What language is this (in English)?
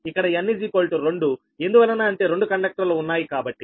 Telugu